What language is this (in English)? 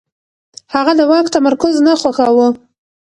Pashto